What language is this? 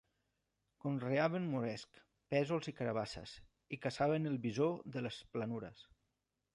Catalan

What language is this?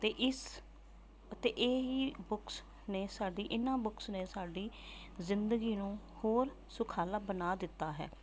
Punjabi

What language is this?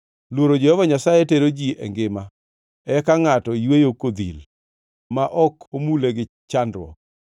Luo (Kenya and Tanzania)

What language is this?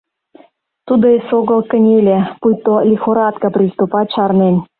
Mari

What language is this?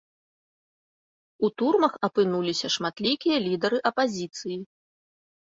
Belarusian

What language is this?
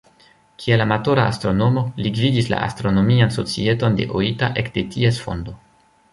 Esperanto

